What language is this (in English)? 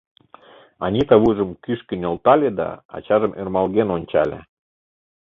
Mari